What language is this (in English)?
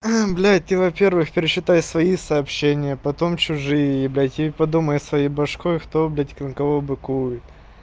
Russian